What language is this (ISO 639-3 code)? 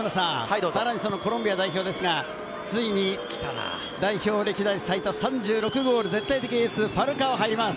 jpn